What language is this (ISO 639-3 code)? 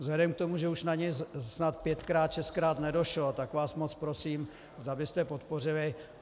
ces